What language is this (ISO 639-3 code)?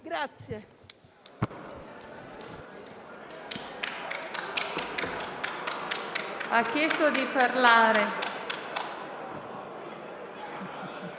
ita